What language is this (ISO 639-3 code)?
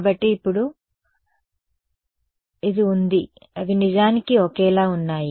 tel